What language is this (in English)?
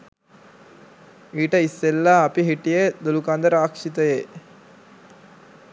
Sinhala